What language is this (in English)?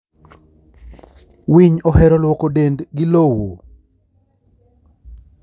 Luo (Kenya and Tanzania)